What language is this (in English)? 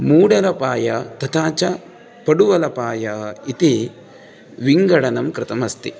Sanskrit